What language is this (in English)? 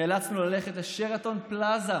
Hebrew